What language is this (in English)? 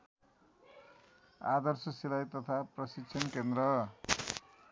Nepali